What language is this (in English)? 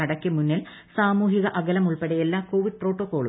Malayalam